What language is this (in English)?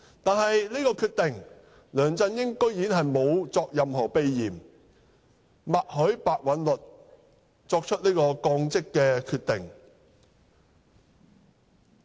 Cantonese